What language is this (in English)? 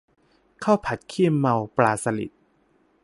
Thai